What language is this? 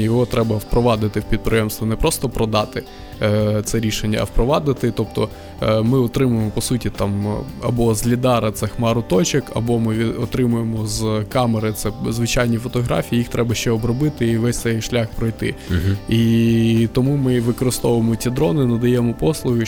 Ukrainian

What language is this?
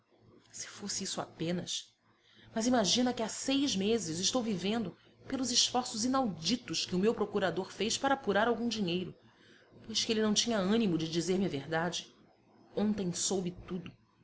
Portuguese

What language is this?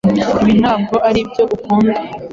Kinyarwanda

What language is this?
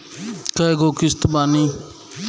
Bhojpuri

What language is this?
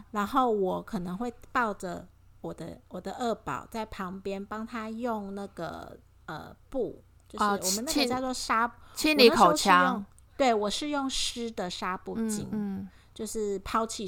Chinese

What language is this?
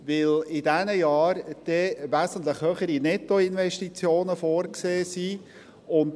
Swiss German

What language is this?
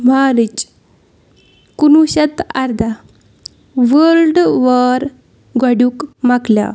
Kashmiri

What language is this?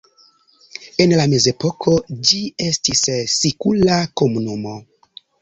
Esperanto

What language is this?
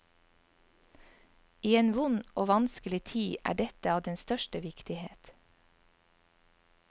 Norwegian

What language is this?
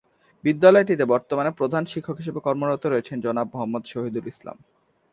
Bangla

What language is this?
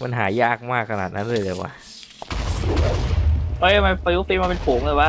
Thai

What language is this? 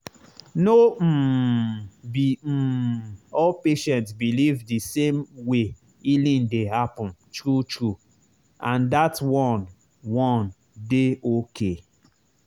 Nigerian Pidgin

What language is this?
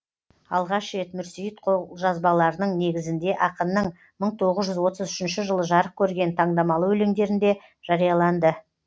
Kazakh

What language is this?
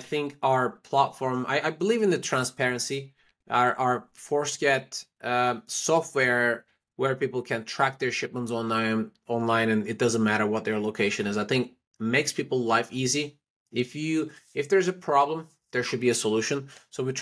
English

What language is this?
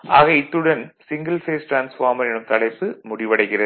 Tamil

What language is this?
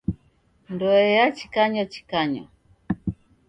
Taita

